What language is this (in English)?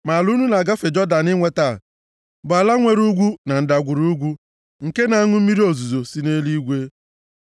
Igbo